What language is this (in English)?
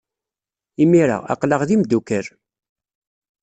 Kabyle